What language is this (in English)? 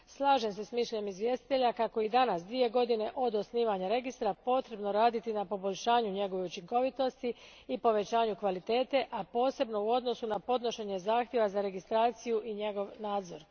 Croatian